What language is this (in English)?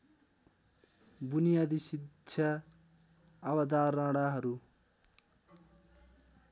Nepali